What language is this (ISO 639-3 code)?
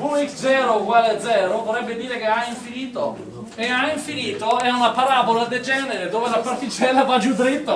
ita